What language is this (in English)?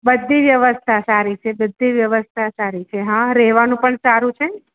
Gujarati